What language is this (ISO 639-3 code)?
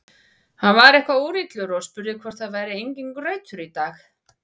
isl